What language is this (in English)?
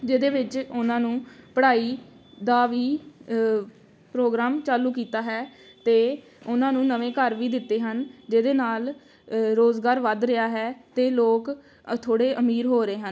Punjabi